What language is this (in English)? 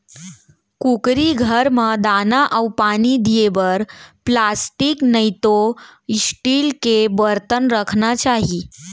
Chhattisgarhi